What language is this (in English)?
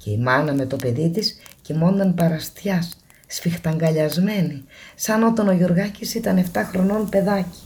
Greek